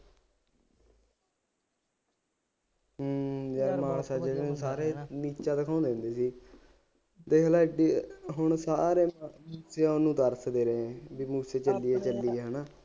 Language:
Punjabi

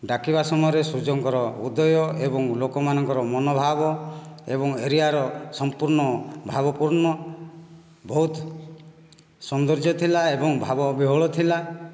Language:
Odia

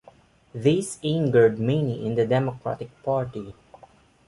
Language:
English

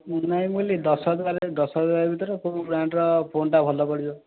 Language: Odia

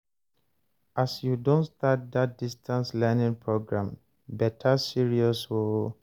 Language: Nigerian Pidgin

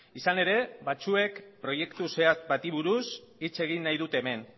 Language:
Basque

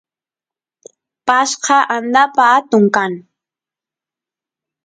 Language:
Santiago del Estero Quichua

